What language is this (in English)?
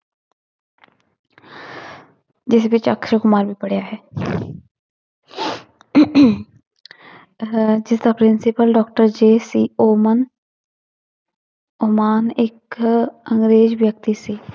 Punjabi